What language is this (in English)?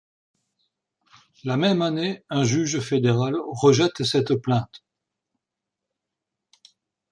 French